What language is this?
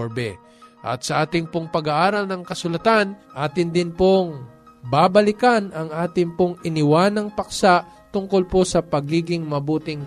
Filipino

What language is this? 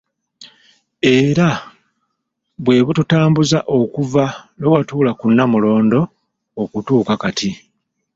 Ganda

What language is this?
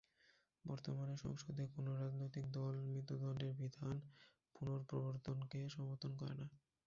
Bangla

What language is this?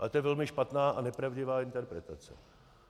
Czech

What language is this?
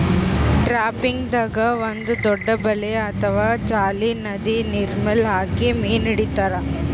Kannada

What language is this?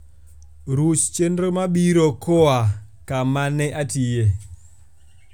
Luo (Kenya and Tanzania)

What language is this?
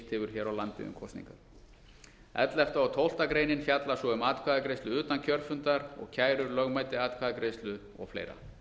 Icelandic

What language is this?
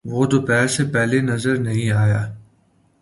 Urdu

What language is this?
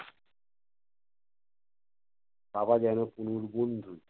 Bangla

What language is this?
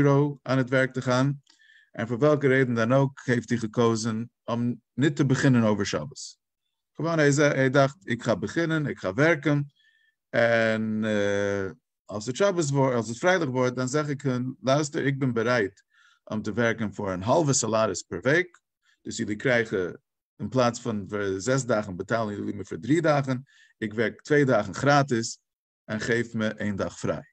Dutch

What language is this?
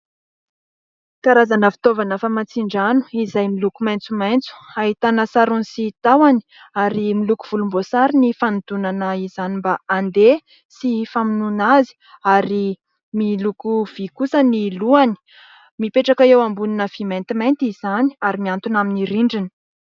Malagasy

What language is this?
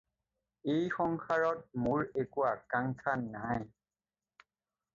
Assamese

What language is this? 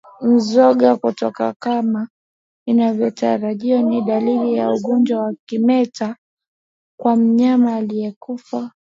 Swahili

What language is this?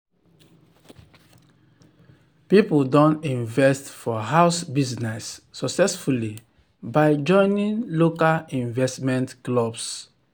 Nigerian Pidgin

